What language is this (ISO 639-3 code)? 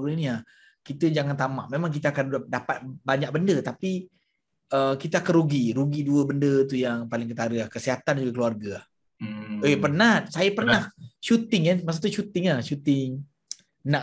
msa